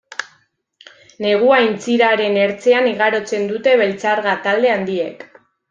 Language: Basque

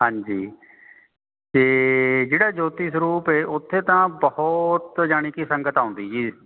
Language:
Punjabi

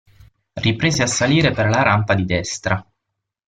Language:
Italian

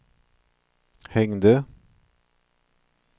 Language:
Swedish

